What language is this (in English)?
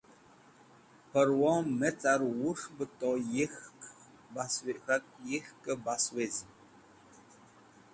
Wakhi